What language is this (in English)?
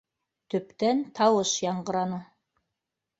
Bashkir